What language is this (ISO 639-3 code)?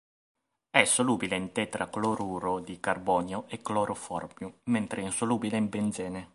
ita